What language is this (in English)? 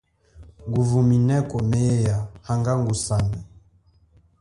Chokwe